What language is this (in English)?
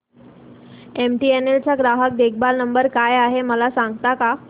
Marathi